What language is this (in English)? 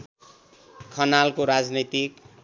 Nepali